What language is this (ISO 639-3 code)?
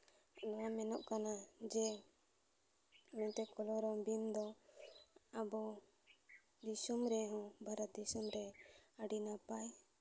sat